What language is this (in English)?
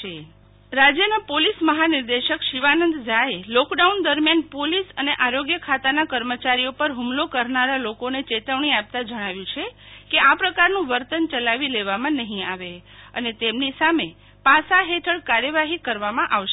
Gujarati